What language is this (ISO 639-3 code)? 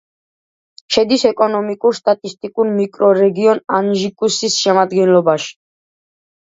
kat